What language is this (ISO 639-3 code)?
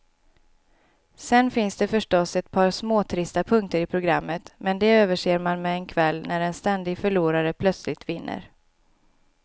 swe